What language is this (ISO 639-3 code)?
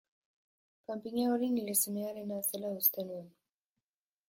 eus